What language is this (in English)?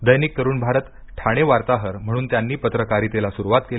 Marathi